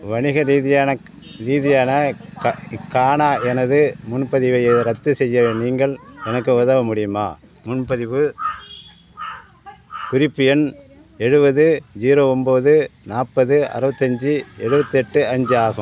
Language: Tamil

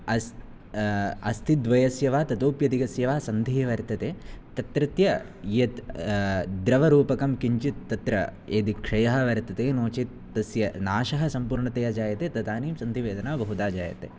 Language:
Sanskrit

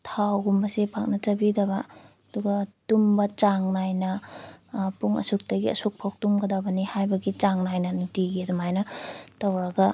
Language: Manipuri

